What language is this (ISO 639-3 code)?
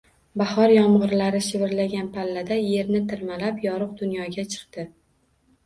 uzb